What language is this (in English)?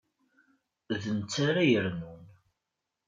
Kabyle